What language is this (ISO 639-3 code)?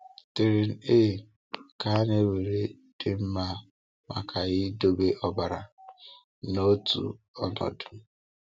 ibo